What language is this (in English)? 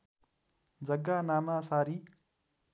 Nepali